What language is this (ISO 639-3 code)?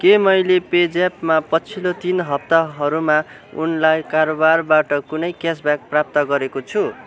nep